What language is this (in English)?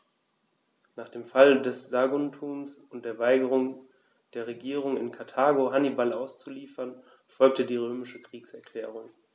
German